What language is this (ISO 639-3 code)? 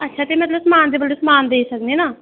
doi